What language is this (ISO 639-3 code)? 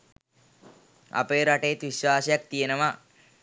sin